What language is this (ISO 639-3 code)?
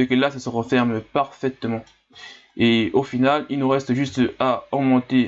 fra